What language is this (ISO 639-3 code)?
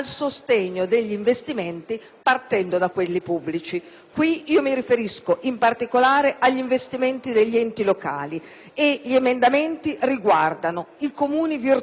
ita